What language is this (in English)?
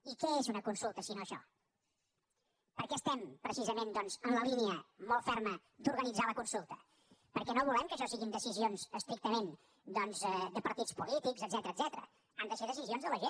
Catalan